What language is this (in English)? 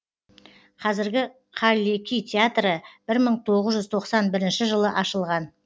Kazakh